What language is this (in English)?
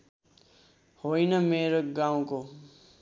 Nepali